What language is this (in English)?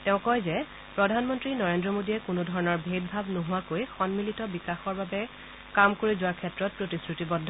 Assamese